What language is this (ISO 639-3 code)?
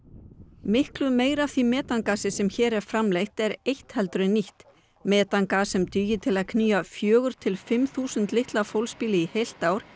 isl